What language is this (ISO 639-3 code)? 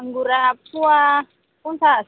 brx